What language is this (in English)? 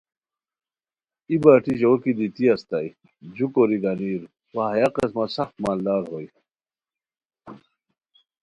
Khowar